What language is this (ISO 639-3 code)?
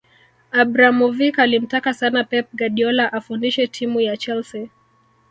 swa